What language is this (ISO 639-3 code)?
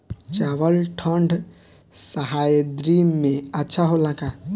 bho